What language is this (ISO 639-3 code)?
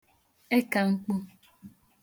ibo